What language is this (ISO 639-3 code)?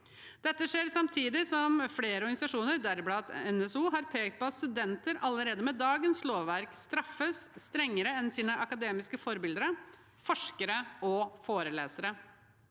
nor